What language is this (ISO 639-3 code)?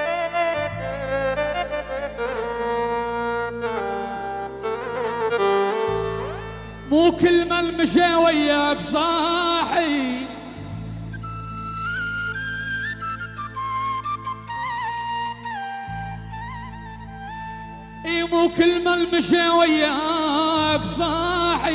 ara